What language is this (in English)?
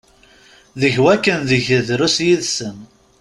Kabyle